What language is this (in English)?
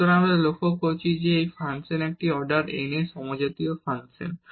Bangla